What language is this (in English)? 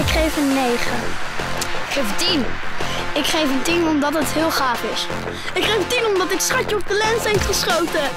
Dutch